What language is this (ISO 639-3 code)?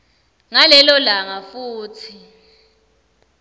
ssw